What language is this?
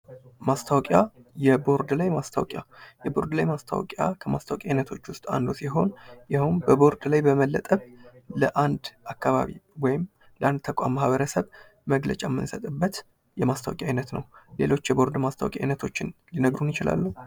Amharic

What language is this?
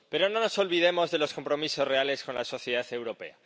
Spanish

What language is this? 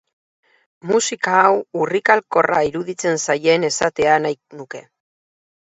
Basque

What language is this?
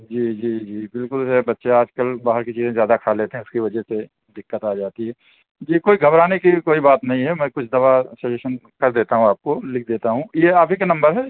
Urdu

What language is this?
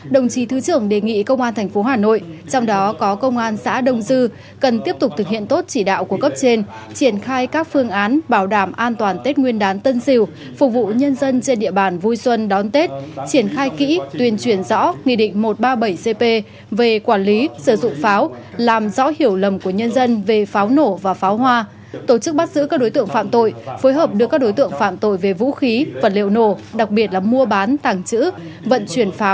Vietnamese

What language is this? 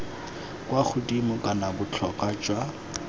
Tswana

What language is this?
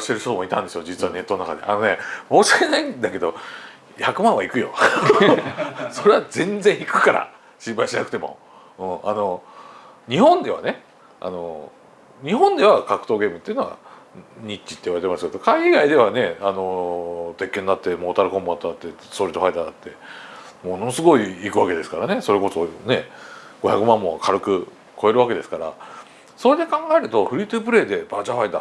Japanese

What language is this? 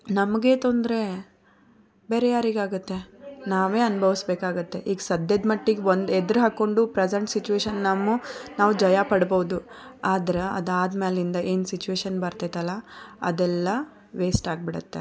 Kannada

